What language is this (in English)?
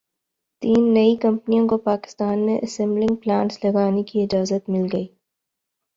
Urdu